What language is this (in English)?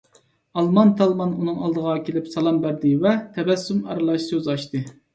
Uyghur